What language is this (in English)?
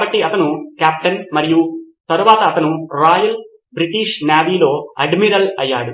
Telugu